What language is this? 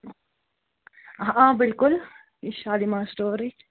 Kashmiri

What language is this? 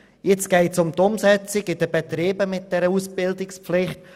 Swiss German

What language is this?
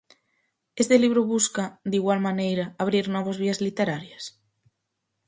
Galician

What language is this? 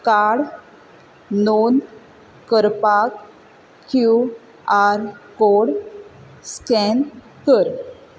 Konkani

